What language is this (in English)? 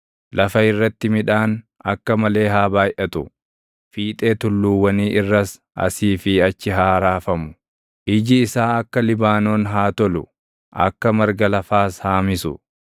Oromo